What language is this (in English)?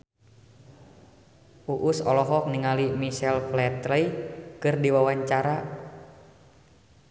Sundanese